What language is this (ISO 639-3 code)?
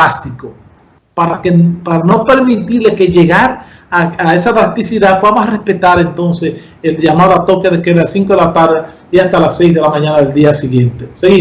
spa